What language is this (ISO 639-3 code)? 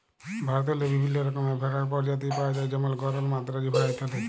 ben